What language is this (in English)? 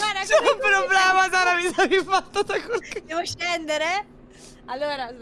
Italian